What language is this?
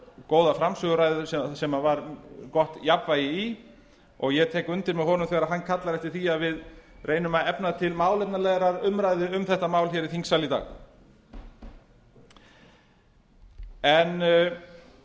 Icelandic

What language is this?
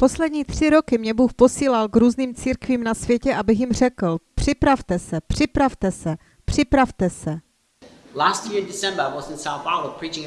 Czech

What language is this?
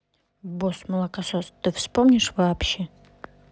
Russian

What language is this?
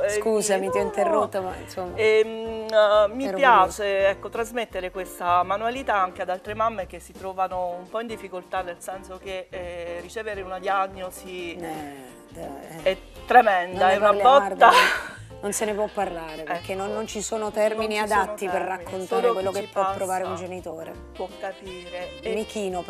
Italian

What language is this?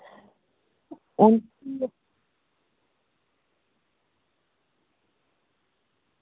Dogri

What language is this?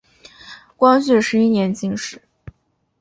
Chinese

